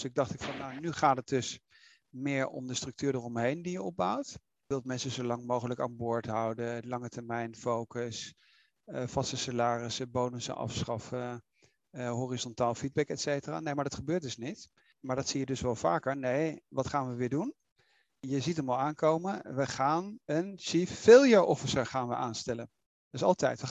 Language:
Dutch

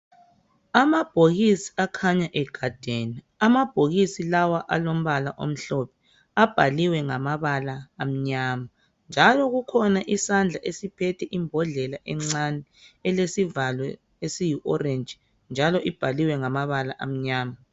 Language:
North Ndebele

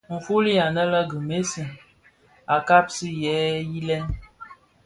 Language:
Bafia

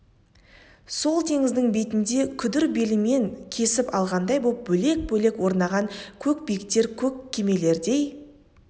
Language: Kazakh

